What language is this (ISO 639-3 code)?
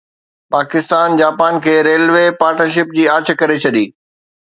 snd